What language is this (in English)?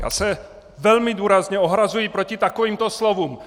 Czech